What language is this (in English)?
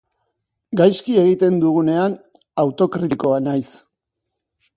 Basque